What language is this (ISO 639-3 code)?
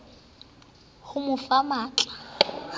sot